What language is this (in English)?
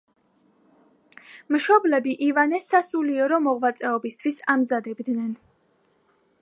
Georgian